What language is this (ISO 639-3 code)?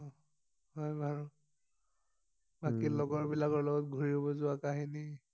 asm